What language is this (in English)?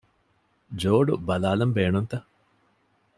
Divehi